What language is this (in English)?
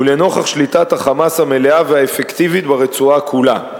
Hebrew